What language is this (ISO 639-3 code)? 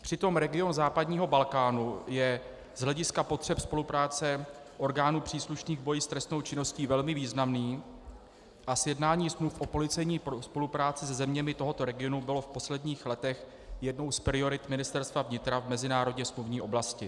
ces